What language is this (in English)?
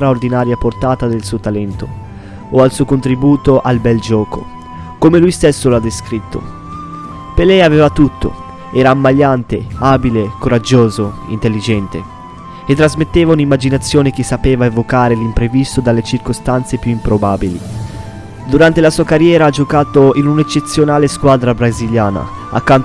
Italian